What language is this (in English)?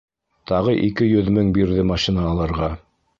Bashkir